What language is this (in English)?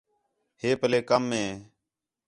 Khetrani